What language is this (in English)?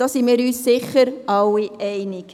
Swiss German